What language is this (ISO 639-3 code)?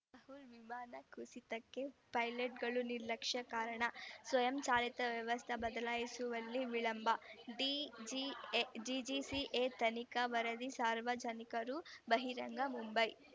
kan